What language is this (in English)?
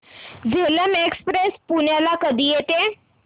Marathi